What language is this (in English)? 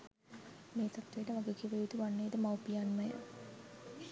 Sinhala